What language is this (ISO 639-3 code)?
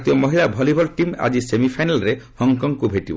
ori